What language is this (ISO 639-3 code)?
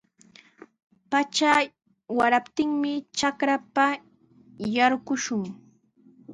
qws